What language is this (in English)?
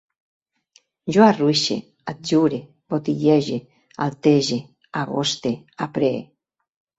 Catalan